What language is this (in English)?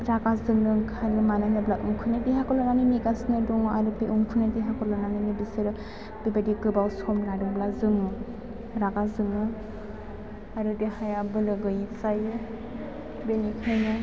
Bodo